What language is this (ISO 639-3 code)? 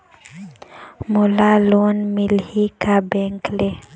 hne